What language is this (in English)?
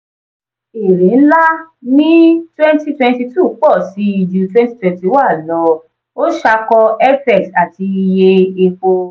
Yoruba